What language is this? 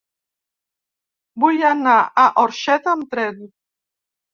Catalan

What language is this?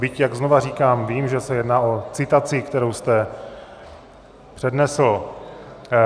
Czech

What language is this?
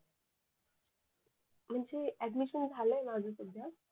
Marathi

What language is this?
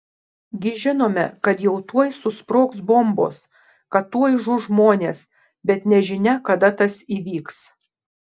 Lithuanian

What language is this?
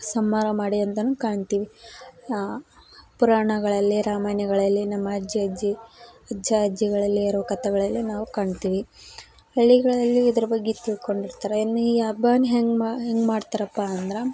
Kannada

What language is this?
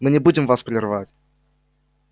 Russian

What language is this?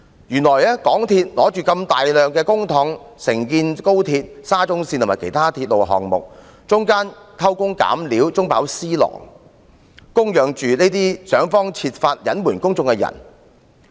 Cantonese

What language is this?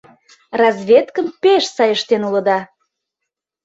Mari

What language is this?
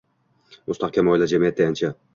Uzbek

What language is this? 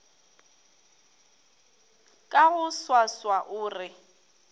Northern Sotho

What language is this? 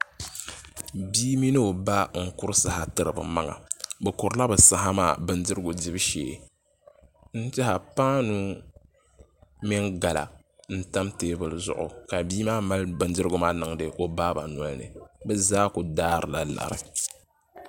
Dagbani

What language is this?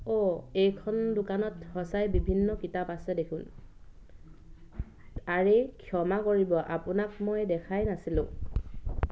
Assamese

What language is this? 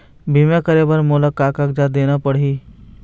Chhattisgarhi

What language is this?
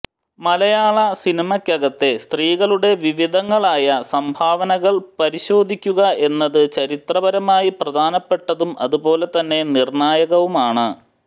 Malayalam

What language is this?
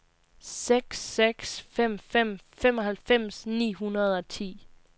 Danish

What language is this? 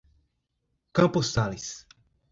Portuguese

